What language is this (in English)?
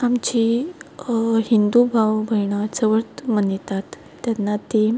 Konkani